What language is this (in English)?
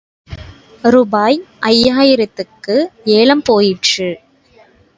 Tamil